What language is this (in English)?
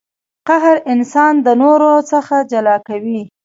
Pashto